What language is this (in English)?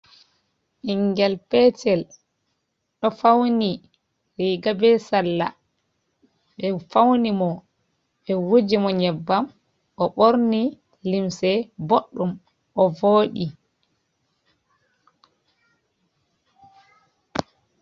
Fula